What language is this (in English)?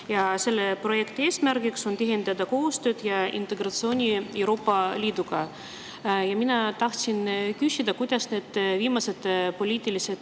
Estonian